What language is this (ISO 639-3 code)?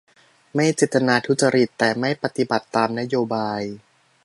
tha